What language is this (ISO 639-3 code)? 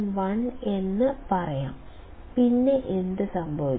mal